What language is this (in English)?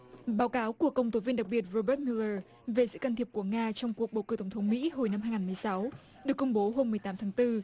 Vietnamese